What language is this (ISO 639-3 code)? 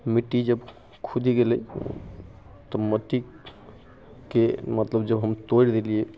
mai